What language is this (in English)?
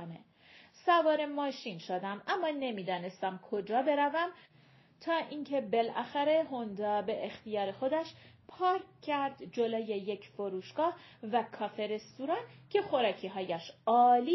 Persian